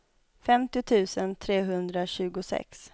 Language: Swedish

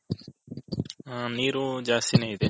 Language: Kannada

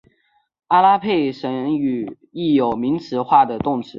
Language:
Chinese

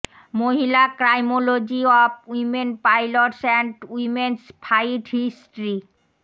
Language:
Bangla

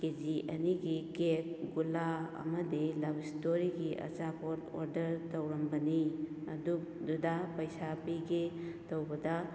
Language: Manipuri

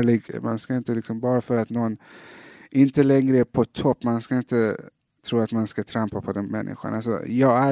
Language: Swedish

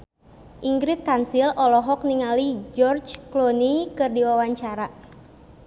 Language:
Sundanese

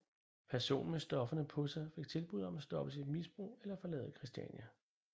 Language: Danish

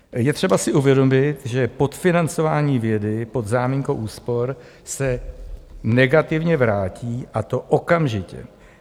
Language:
Czech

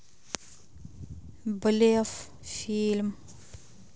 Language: Russian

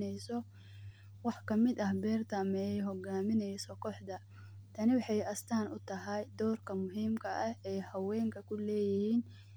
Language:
Somali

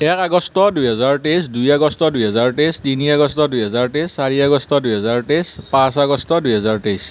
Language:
Assamese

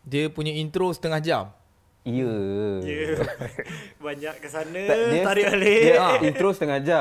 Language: Malay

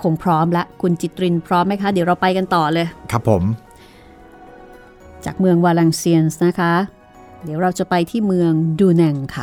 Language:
Thai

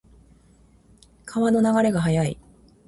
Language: Japanese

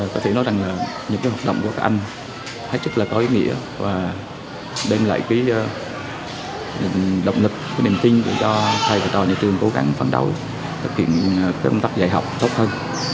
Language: Vietnamese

